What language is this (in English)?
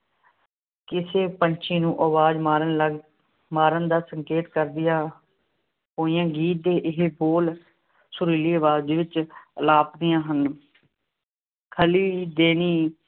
Punjabi